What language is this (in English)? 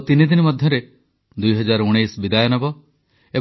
Odia